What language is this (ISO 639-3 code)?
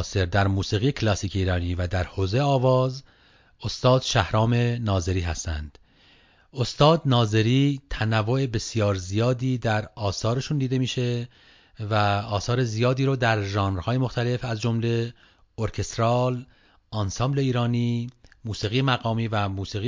fas